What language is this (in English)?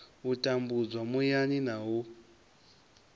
Venda